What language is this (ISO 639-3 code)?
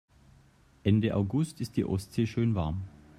deu